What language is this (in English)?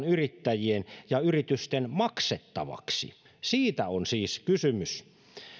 Finnish